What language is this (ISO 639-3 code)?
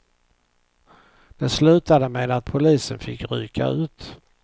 swe